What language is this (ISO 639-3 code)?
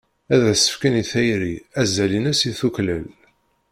kab